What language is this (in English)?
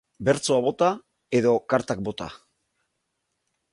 Basque